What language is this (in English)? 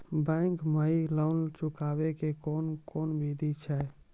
Maithili